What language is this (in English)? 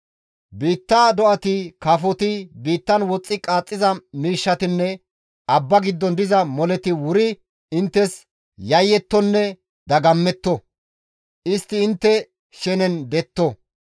Gamo